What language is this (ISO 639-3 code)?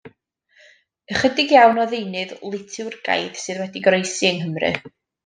cym